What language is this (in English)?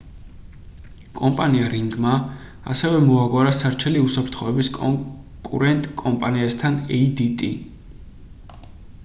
Georgian